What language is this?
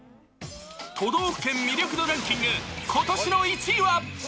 Japanese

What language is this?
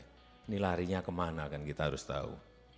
Indonesian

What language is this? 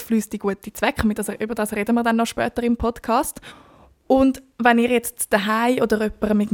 German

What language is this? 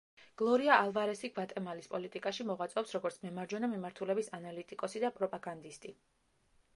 Georgian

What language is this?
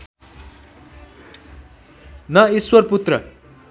Nepali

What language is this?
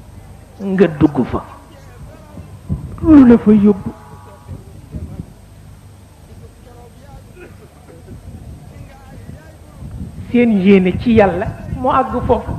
Arabic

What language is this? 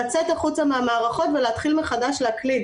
Hebrew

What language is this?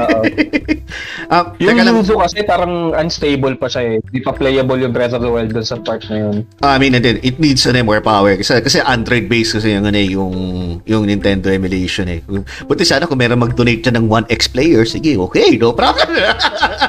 Filipino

